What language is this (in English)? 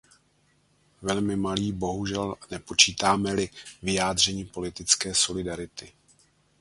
Czech